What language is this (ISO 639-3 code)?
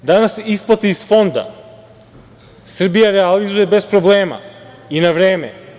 srp